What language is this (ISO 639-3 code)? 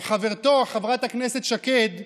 heb